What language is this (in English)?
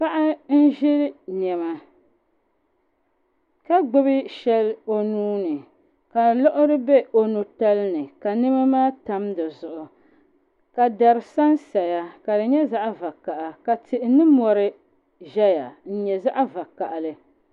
Dagbani